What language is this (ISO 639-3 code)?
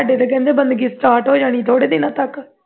pan